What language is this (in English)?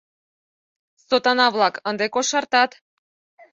Mari